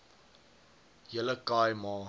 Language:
Afrikaans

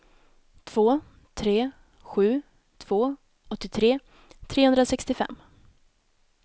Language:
Swedish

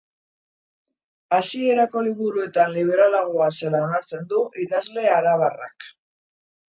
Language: Basque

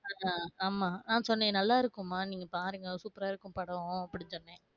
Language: Tamil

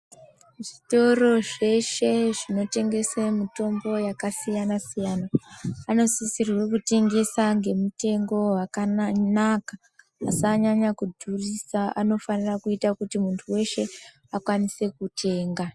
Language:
Ndau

